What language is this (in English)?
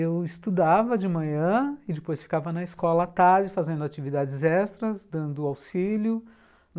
Portuguese